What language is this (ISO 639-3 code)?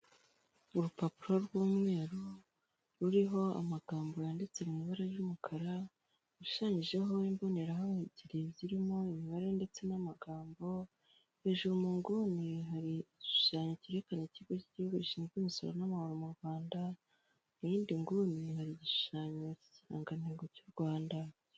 kin